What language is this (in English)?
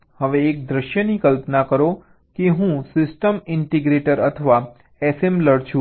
Gujarati